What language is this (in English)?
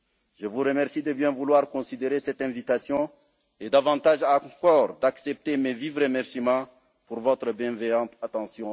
French